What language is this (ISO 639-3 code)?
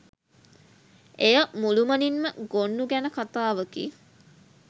sin